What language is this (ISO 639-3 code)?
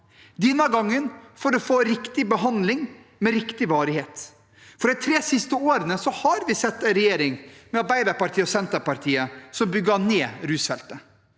nor